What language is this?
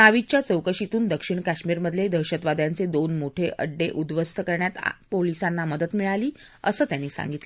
Marathi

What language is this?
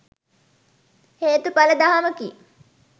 Sinhala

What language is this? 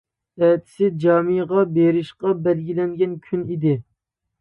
Uyghur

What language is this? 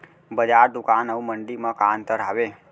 Chhattisgarhi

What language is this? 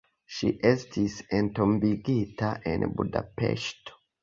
Esperanto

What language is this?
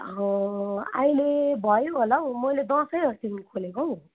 Nepali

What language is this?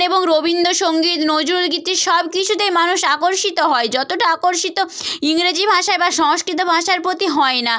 Bangla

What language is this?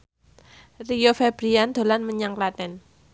Javanese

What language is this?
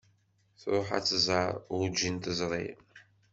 Kabyle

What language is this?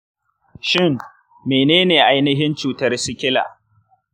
Hausa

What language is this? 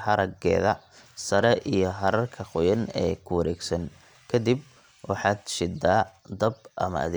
Somali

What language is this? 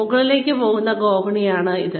Malayalam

